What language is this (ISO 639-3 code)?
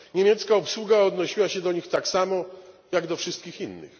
pol